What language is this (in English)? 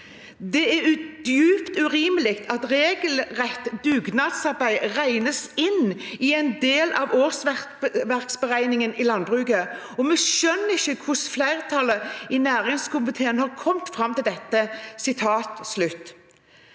Norwegian